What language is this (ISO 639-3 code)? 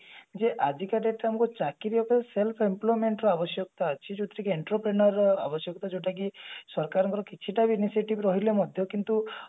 ori